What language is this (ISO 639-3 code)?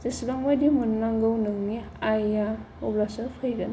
brx